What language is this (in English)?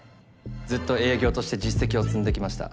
Japanese